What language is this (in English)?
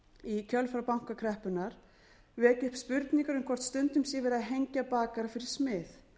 Icelandic